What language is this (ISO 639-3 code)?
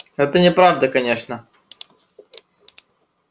rus